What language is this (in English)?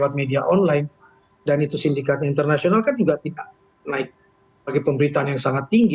Indonesian